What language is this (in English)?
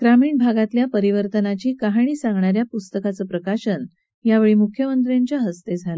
Marathi